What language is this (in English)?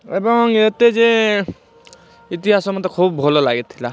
Odia